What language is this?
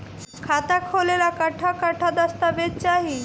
Bhojpuri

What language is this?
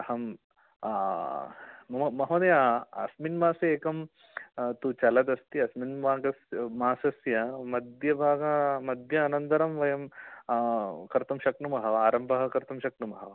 Sanskrit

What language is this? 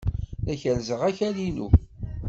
Kabyle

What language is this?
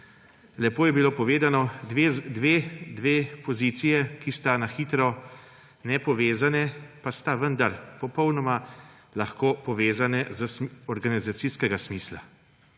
Slovenian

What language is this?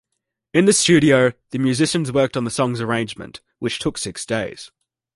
English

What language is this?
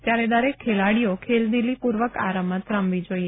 Gujarati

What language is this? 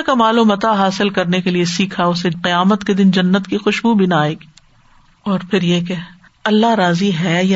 Urdu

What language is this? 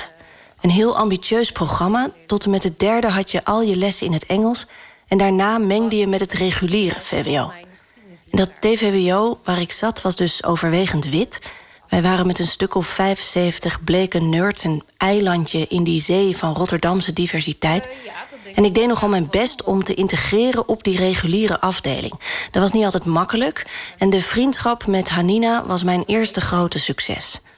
Dutch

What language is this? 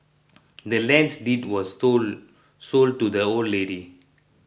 English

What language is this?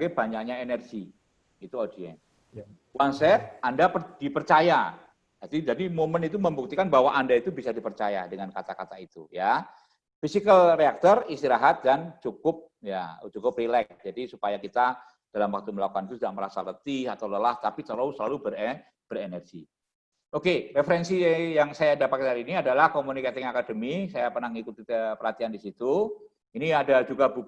Indonesian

